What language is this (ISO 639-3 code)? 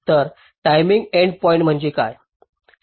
mar